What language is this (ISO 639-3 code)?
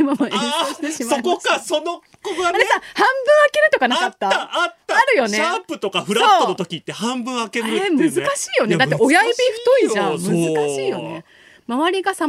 jpn